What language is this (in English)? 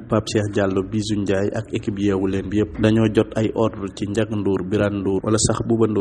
French